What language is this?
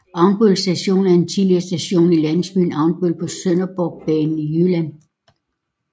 Danish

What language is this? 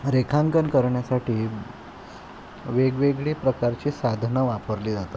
Marathi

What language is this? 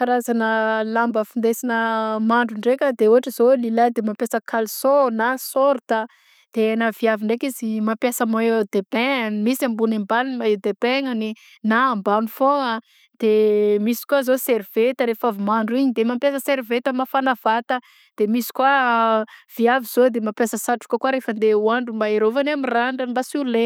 Southern Betsimisaraka Malagasy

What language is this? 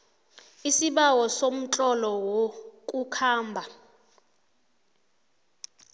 South Ndebele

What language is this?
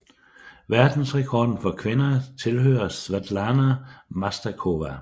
Danish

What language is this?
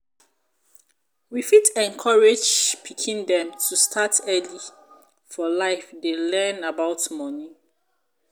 Nigerian Pidgin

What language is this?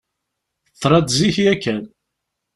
Kabyle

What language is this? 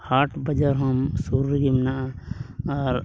Santali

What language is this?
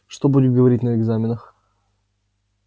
Russian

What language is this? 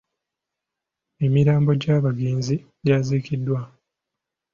Ganda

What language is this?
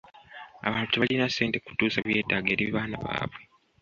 Ganda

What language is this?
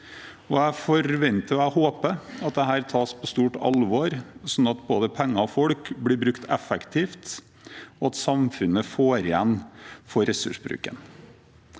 Norwegian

